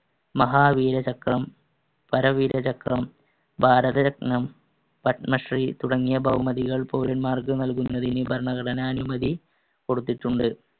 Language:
Malayalam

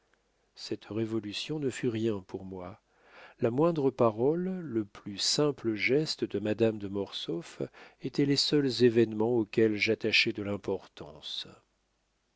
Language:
French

